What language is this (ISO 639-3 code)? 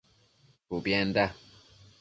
mcf